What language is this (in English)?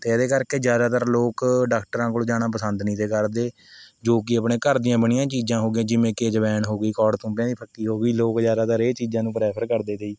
Punjabi